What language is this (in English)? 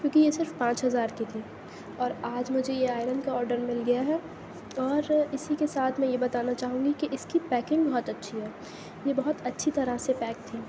Urdu